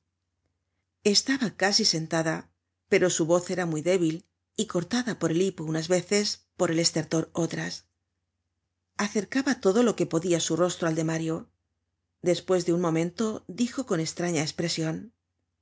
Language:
Spanish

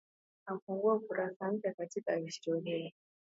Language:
Swahili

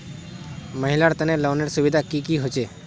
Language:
Magahi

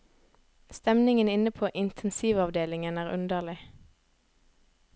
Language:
Norwegian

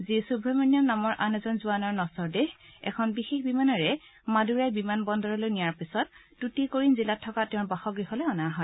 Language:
Assamese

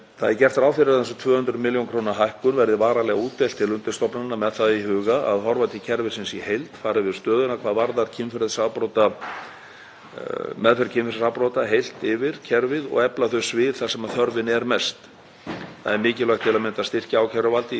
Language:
Icelandic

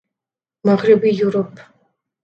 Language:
Urdu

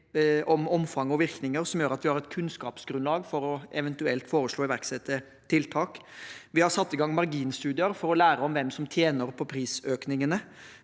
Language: Norwegian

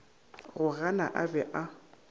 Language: Northern Sotho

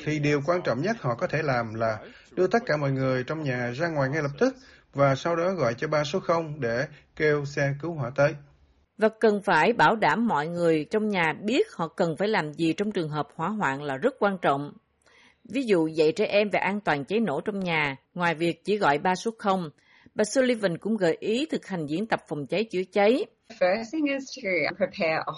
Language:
Vietnamese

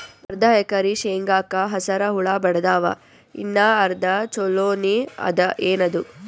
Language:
Kannada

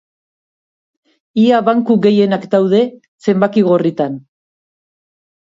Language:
Basque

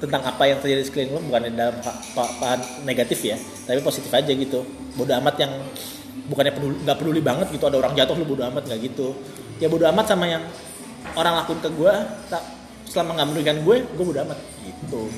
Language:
Indonesian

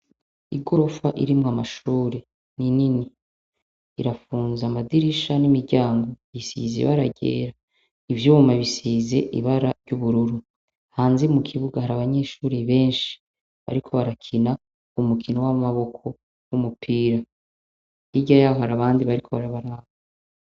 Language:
Rundi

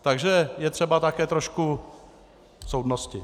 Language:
Czech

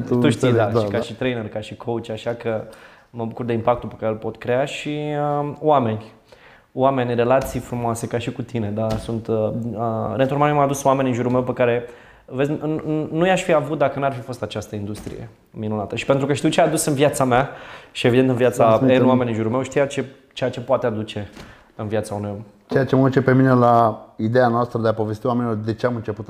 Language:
Romanian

